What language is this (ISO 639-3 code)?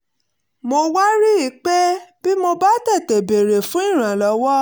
yor